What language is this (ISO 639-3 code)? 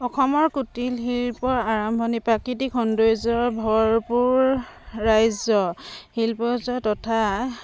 asm